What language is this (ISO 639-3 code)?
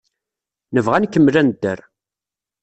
kab